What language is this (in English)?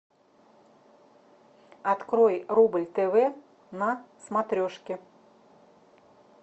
Russian